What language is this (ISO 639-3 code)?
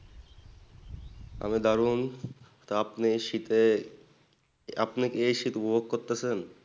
ben